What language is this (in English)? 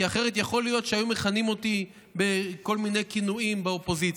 Hebrew